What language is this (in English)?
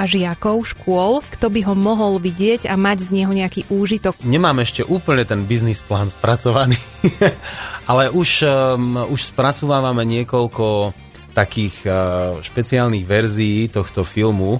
Slovak